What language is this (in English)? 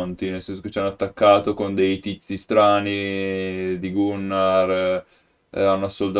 Italian